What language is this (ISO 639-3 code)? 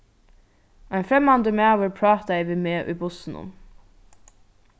fao